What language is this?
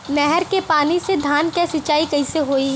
Bhojpuri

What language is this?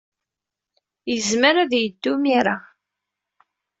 Kabyle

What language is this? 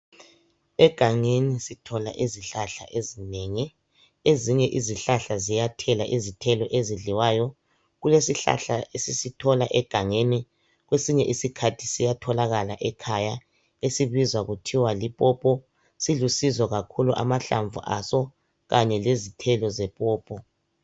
North Ndebele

